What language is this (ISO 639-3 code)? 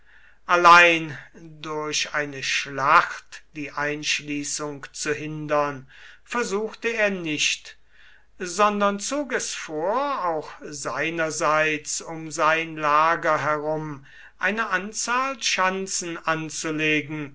deu